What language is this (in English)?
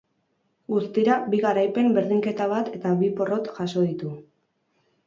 Basque